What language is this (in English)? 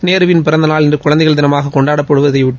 Tamil